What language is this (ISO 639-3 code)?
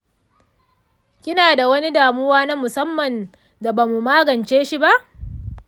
hau